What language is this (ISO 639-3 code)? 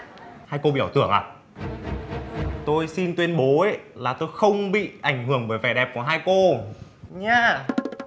vie